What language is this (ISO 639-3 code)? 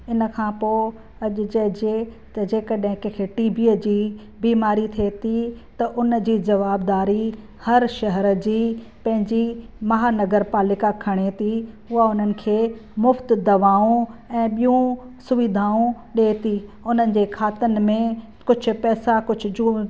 snd